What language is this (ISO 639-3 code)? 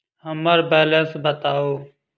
mai